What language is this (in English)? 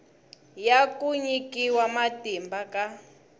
Tsonga